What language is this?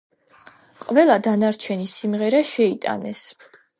Georgian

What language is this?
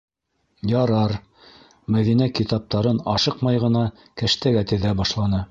Bashkir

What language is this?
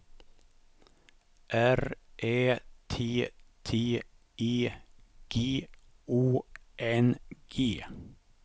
Swedish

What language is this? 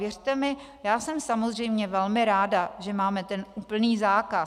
Czech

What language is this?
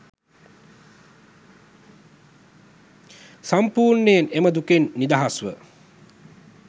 Sinhala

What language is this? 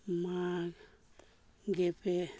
Santali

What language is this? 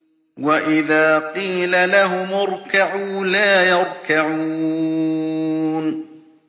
Arabic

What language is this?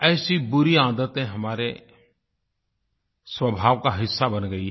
Hindi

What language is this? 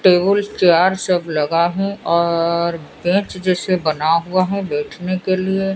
Hindi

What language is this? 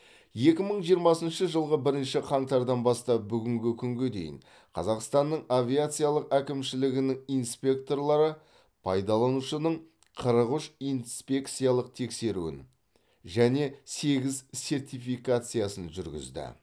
Kazakh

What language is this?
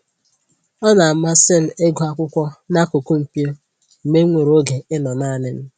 Igbo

